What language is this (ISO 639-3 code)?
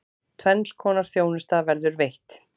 isl